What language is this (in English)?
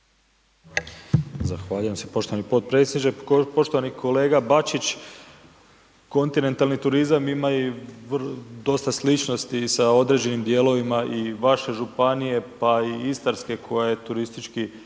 Croatian